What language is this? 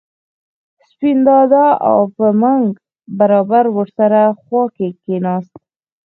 Pashto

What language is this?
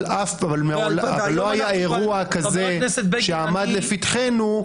Hebrew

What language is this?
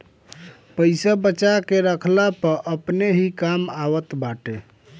Bhojpuri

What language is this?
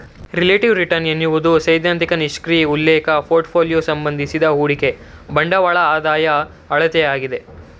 Kannada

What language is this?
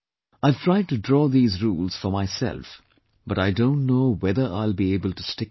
English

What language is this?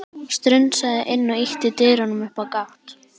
Icelandic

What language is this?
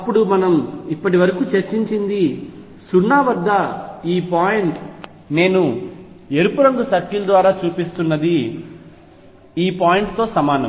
Telugu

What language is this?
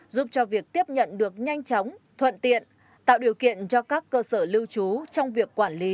Vietnamese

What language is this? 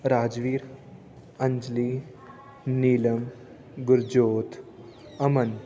Punjabi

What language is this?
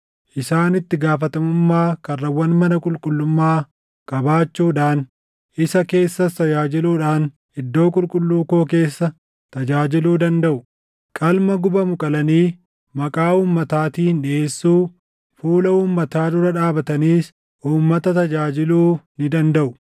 Oromo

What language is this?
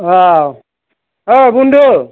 Bodo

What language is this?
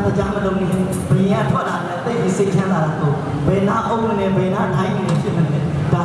Indonesian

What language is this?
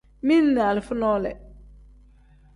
Tem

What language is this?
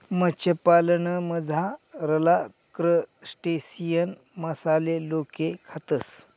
Marathi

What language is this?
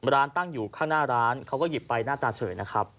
Thai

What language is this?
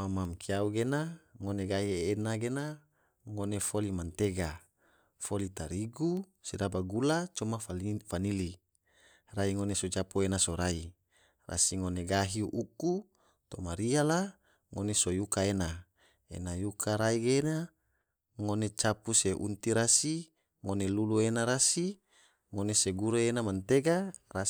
Tidore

